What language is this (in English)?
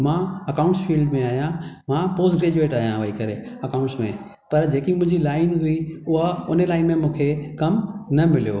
Sindhi